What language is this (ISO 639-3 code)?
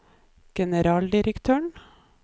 nor